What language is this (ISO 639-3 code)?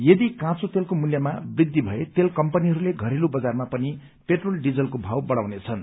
nep